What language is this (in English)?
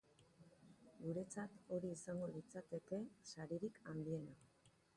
Basque